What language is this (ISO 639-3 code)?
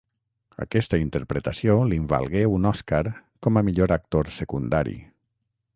cat